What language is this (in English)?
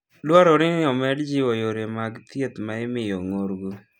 Luo (Kenya and Tanzania)